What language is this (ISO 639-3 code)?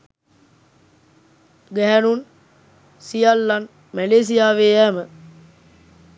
sin